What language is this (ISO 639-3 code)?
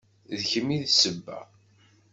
kab